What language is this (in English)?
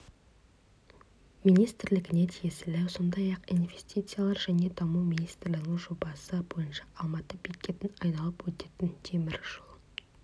Kazakh